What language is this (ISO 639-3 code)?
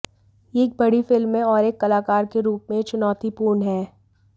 hin